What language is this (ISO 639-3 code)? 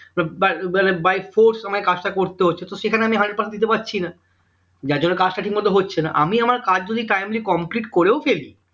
ben